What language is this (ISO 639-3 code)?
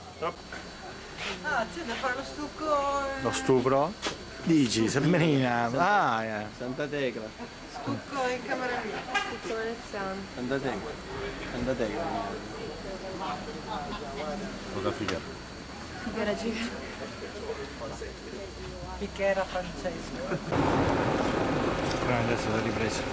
ita